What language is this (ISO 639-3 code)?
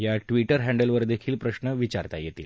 mar